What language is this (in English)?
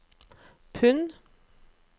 Norwegian